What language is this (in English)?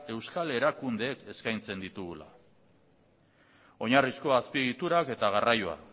Basque